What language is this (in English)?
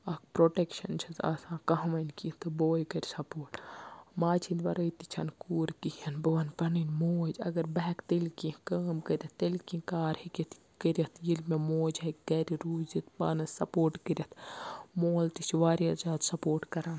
Kashmiri